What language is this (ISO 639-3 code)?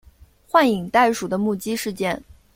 zho